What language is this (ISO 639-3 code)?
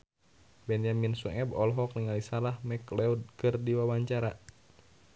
sun